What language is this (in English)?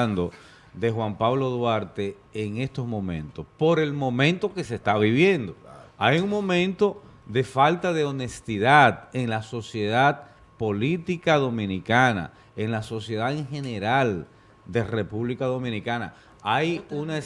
Spanish